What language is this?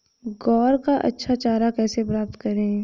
Hindi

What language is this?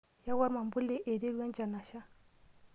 Masai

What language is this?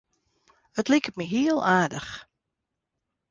Western Frisian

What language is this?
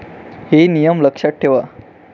Marathi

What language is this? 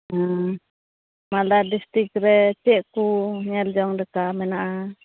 Santali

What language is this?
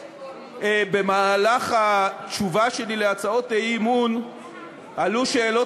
Hebrew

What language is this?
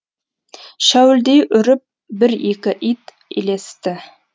Kazakh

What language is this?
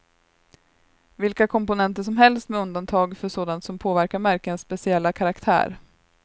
Swedish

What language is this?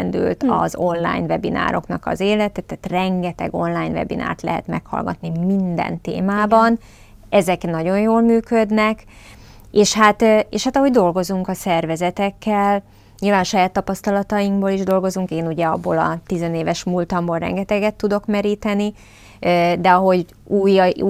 Hungarian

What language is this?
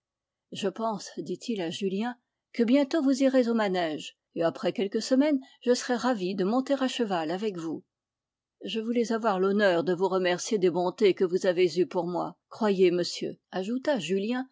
French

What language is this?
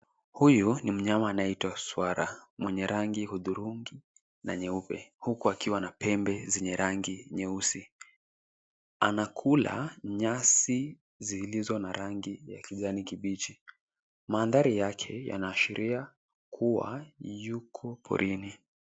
Swahili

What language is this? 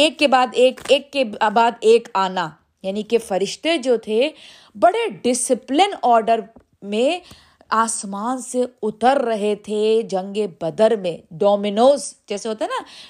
Urdu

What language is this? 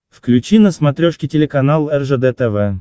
Russian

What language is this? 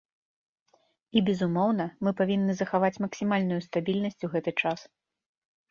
Belarusian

